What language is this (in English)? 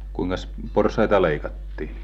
Finnish